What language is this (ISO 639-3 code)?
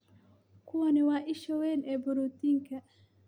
som